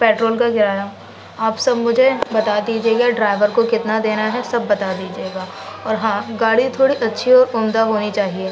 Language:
Urdu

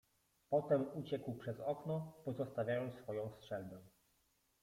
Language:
Polish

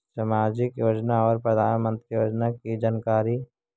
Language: Magahi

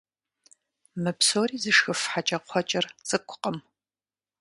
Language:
Kabardian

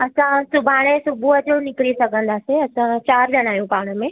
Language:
Sindhi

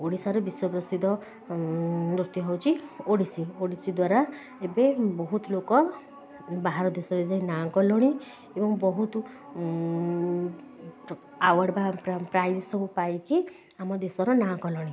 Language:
Odia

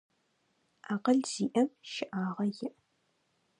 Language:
Adyghe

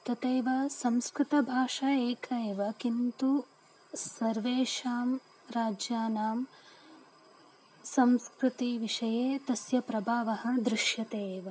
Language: Sanskrit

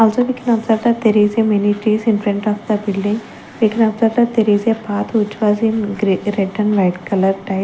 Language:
English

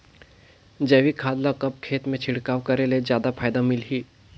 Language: Chhattisgarhi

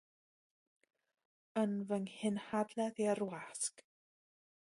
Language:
Welsh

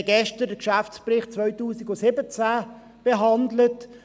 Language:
Swiss German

